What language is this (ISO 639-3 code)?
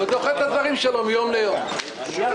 heb